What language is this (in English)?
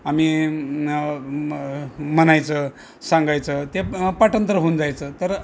Marathi